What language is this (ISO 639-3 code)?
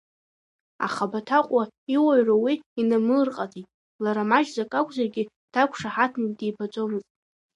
abk